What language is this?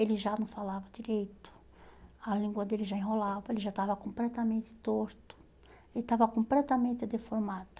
Portuguese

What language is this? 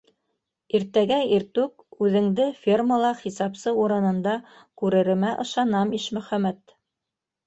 Bashkir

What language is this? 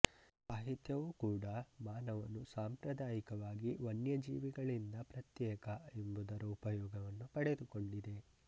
Kannada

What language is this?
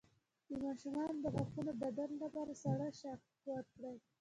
Pashto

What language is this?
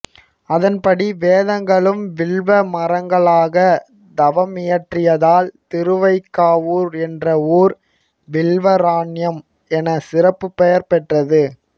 Tamil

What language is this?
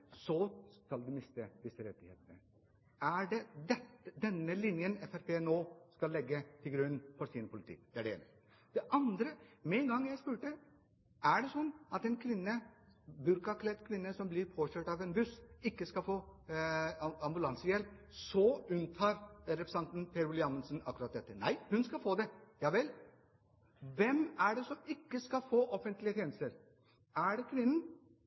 Norwegian Bokmål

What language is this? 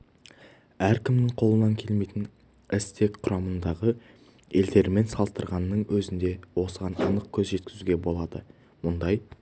Kazakh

